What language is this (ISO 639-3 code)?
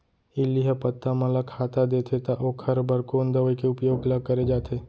hne